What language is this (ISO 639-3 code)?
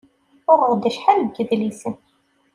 kab